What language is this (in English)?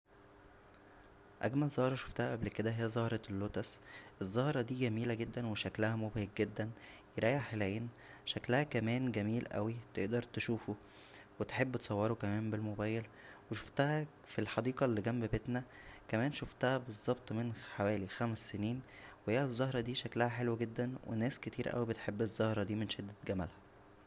Egyptian Arabic